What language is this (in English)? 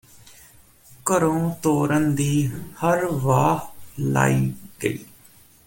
Punjabi